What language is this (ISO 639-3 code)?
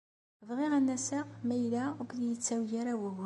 kab